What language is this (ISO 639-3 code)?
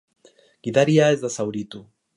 eus